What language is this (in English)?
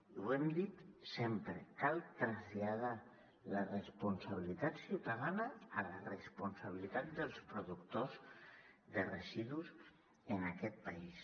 Catalan